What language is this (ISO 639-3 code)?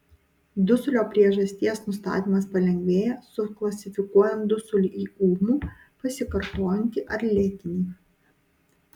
lit